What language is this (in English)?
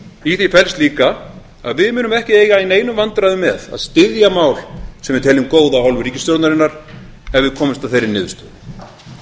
Icelandic